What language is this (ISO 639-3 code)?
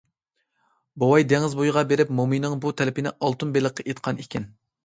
uig